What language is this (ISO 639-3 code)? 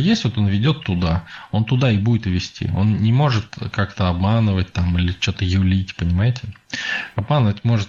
rus